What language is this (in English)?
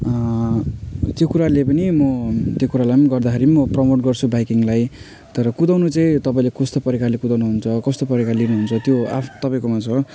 Nepali